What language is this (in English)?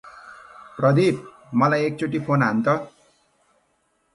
Nepali